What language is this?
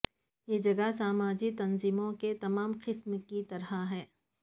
Urdu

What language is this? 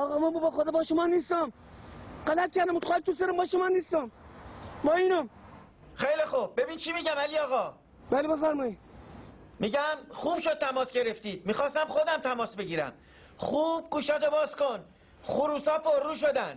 Persian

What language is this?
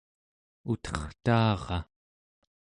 Central Yupik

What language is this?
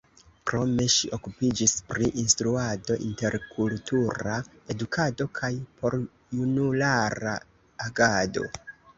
Esperanto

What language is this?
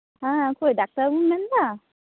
Santali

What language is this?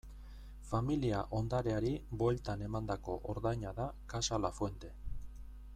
Basque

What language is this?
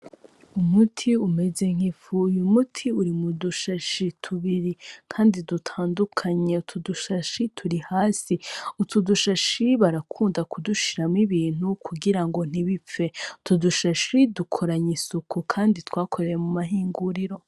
Rundi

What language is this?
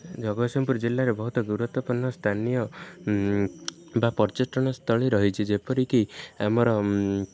Odia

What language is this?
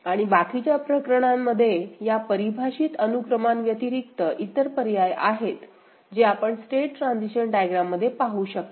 Marathi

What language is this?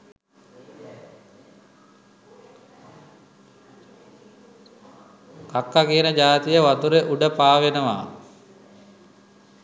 Sinhala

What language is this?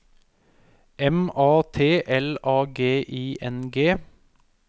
Norwegian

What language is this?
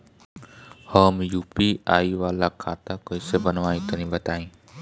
Bhojpuri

